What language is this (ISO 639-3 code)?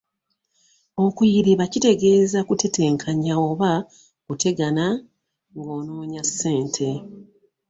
lug